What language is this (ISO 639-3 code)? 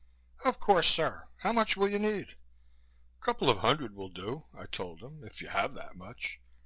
eng